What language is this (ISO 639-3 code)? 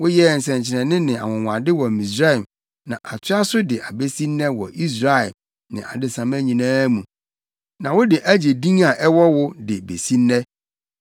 aka